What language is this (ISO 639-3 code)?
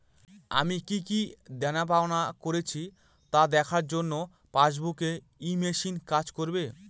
ben